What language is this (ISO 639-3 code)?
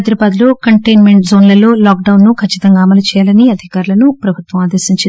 tel